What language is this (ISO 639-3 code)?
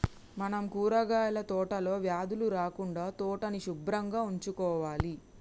tel